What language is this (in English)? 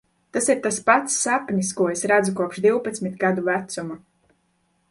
Latvian